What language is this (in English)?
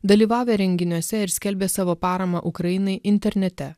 Lithuanian